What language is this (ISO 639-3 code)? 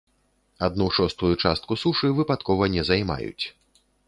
bel